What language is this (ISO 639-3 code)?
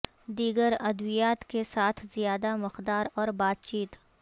urd